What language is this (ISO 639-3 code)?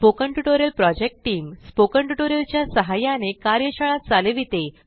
mar